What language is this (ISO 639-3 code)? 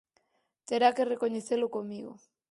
glg